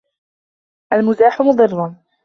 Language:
Arabic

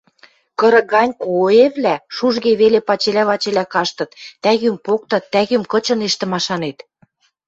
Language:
Western Mari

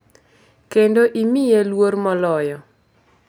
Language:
Luo (Kenya and Tanzania)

